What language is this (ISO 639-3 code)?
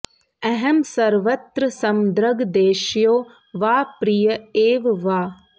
san